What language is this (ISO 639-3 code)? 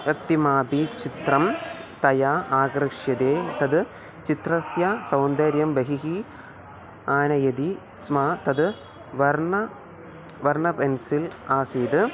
san